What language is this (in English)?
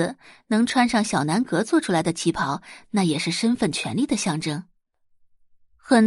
Chinese